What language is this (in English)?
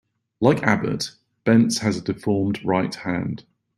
English